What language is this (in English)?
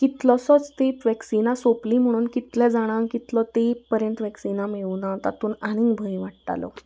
Konkani